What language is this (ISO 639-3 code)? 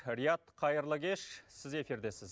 kaz